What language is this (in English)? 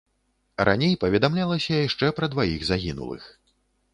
Belarusian